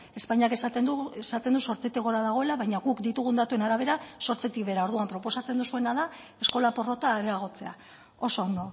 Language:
Basque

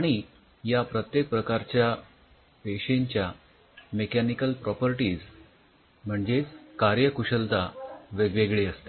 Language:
Marathi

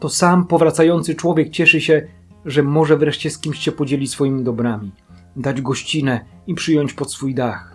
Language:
Polish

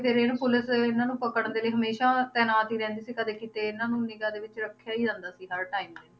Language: Punjabi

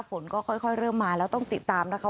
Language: Thai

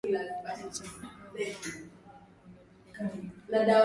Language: Swahili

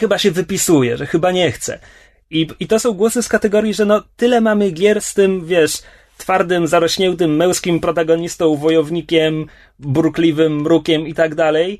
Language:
Polish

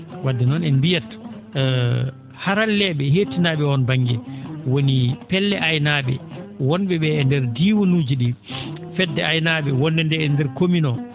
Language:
Fula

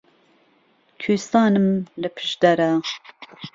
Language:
Central Kurdish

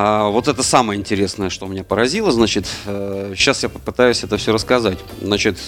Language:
Russian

